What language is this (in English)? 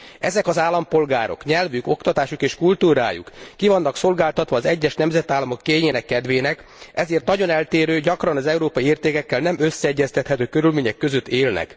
Hungarian